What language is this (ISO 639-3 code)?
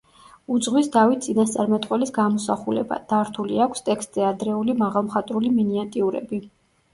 kat